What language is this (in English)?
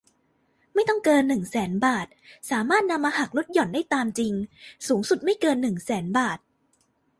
Thai